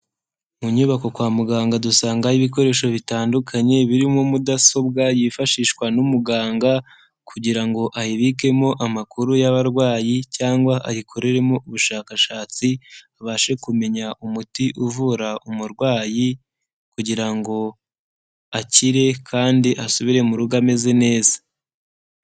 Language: Kinyarwanda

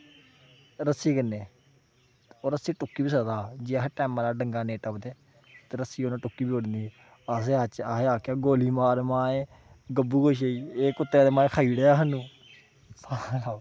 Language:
Dogri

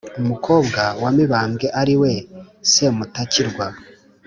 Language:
Kinyarwanda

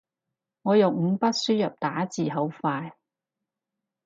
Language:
Cantonese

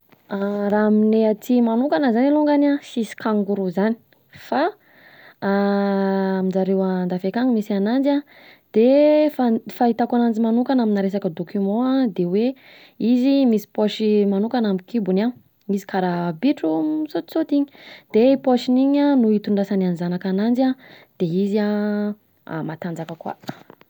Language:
Southern Betsimisaraka Malagasy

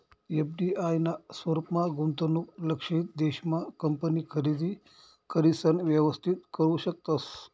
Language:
Marathi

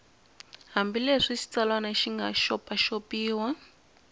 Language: Tsonga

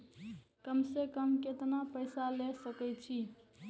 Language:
Maithili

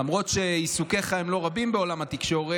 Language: Hebrew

